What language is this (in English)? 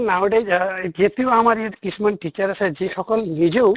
Assamese